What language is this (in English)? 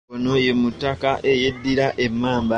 Ganda